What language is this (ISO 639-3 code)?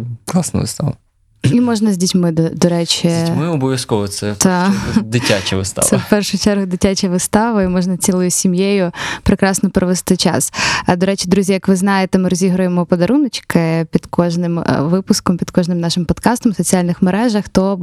ukr